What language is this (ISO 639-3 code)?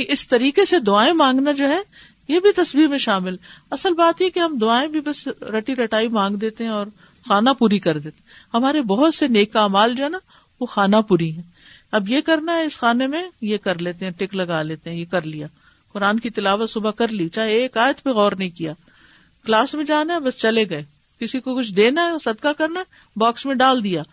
urd